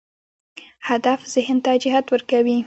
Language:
Pashto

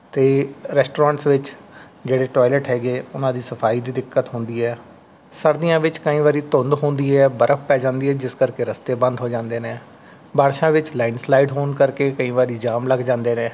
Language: Punjabi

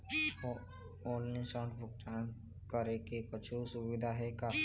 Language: Chhattisgarhi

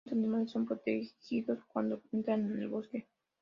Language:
Spanish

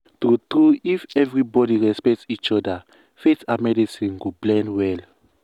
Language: Nigerian Pidgin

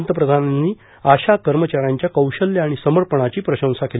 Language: Marathi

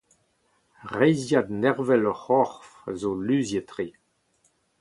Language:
Breton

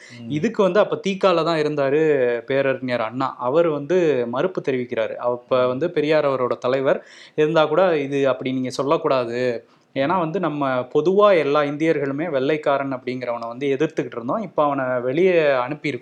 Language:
Tamil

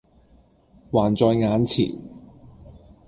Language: Cantonese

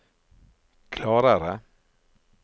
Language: Norwegian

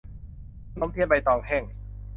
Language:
Thai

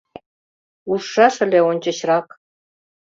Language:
Mari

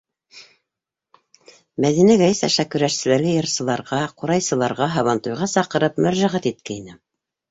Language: Bashkir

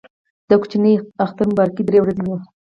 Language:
Pashto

